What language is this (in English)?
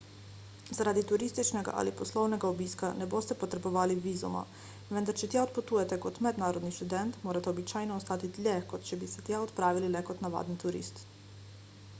Slovenian